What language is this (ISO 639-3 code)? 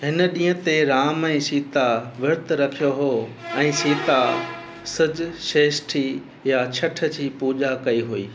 snd